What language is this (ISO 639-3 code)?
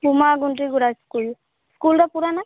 ori